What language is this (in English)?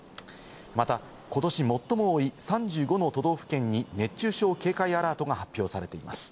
Japanese